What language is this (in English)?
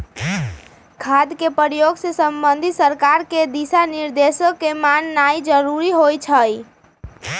Magahi